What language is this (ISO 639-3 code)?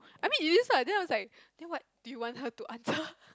eng